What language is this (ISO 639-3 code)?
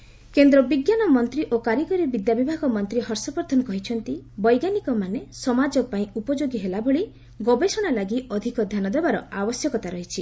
ori